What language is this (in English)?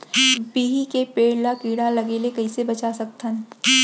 Chhattisgarhi